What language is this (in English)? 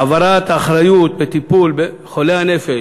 Hebrew